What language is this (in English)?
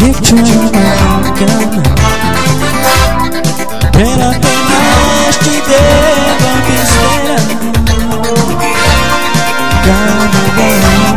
Czech